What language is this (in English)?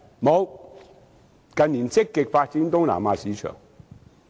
Cantonese